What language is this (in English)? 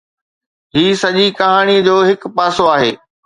Sindhi